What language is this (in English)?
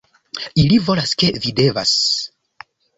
Esperanto